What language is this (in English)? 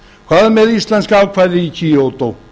Icelandic